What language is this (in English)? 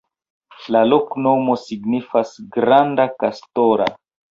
Esperanto